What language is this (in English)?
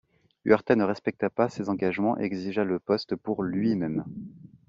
French